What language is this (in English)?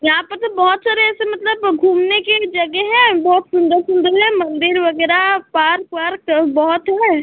Hindi